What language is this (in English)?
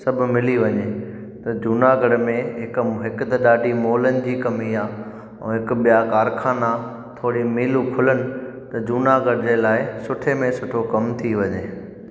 Sindhi